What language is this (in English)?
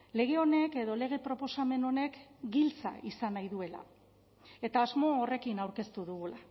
Basque